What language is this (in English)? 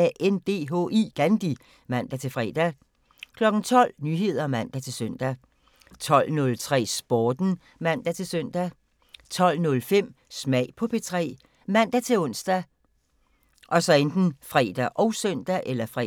Danish